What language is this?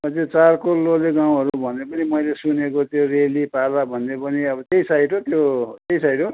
Nepali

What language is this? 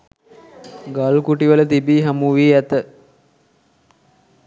Sinhala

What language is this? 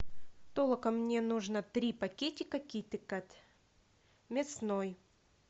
Russian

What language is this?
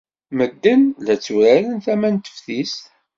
Kabyle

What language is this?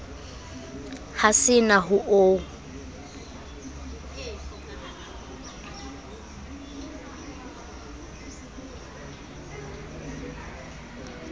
Southern Sotho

